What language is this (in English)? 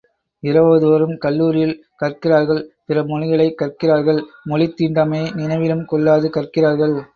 Tamil